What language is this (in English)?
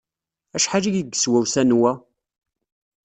Kabyle